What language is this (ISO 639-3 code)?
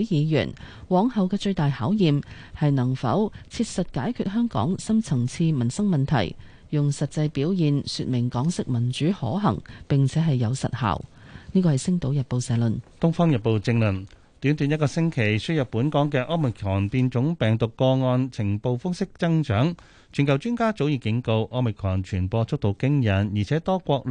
zho